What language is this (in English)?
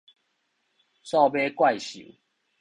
Min Nan Chinese